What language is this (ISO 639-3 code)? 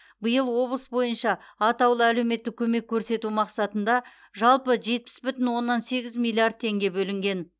kaz